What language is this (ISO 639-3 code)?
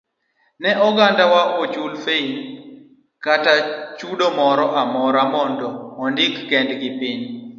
luo